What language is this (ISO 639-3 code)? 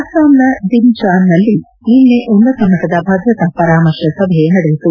kan